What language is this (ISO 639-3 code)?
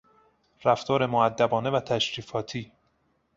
fas